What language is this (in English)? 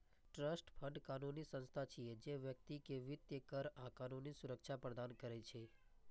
Maithili